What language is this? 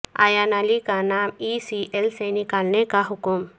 Urdu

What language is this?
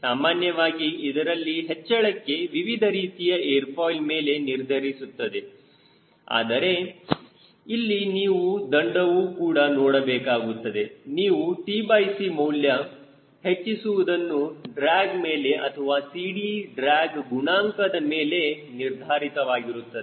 Kannada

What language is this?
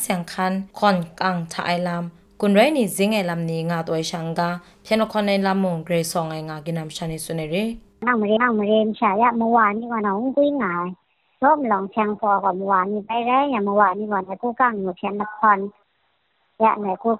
Thai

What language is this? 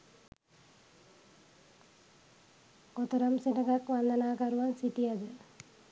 Sinhala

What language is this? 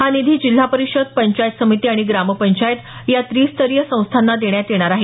Marathi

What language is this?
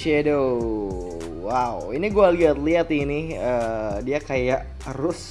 Indonesian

